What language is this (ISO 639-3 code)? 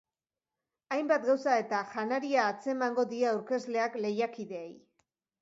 eus